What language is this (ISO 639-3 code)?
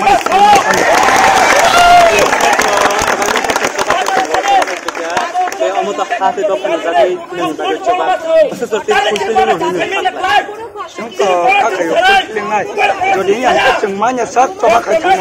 ara